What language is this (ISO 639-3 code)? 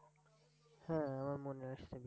ben